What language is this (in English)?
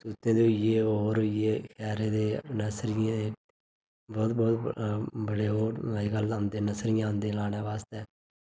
Dogri